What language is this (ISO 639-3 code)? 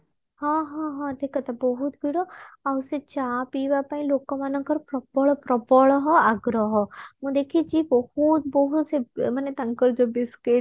ori